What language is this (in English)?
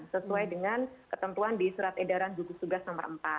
Indonesian